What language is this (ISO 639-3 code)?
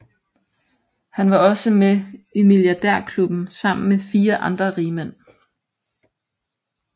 dan